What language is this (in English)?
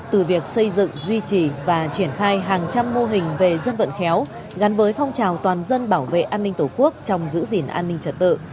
Vietnamese